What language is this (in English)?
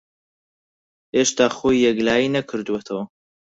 Central Kurdish